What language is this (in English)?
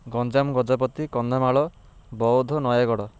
Odia